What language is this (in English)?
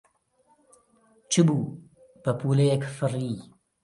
Central Kurdish